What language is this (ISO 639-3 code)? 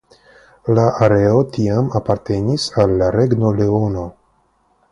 epo